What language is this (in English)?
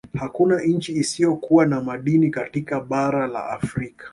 Swahili